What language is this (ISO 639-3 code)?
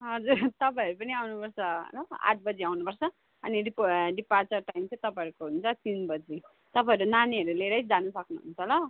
nep